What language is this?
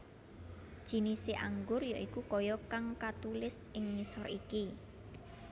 Javanese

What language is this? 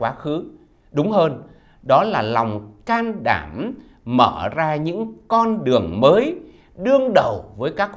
Vietnamese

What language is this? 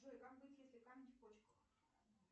Russian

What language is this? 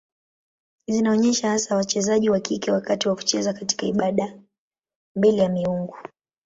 Swahili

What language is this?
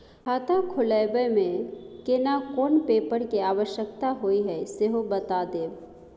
Maithili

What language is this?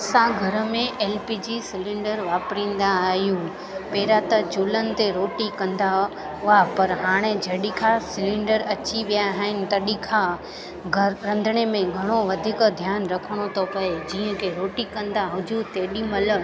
Sindhi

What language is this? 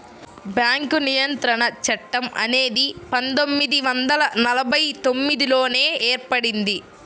Telugu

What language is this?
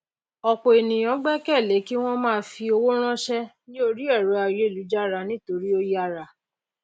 Yoruba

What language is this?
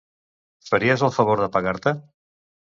Catalan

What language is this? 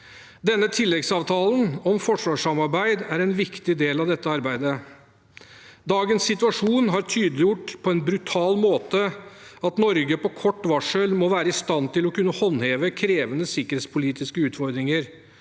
Norwegian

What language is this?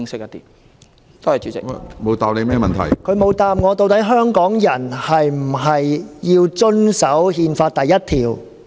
Cantonese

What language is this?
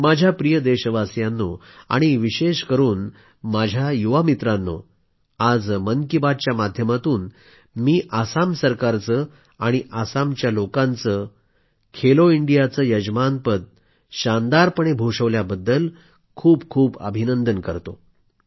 Marathi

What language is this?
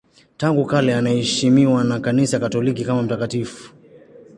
Swahili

